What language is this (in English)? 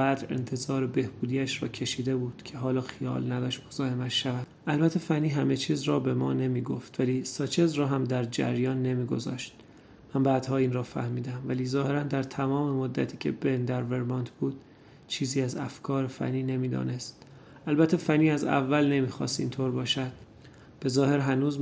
Persian